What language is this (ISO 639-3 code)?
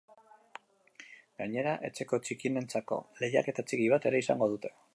eus